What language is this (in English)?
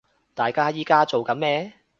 Cantonese